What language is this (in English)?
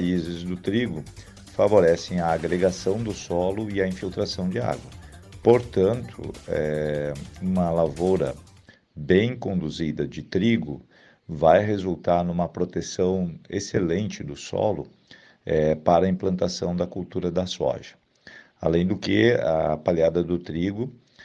Portuguese